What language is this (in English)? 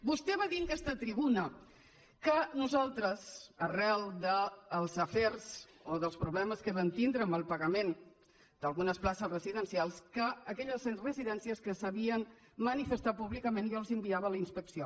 Catalan